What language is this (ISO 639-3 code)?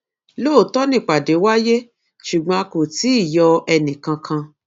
yor